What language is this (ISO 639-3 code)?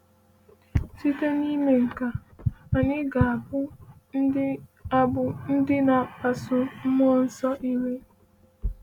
ibo